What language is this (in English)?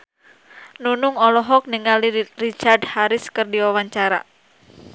Sundanese